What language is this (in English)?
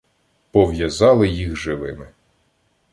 Ukrainian